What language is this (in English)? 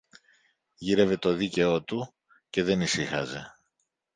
Greek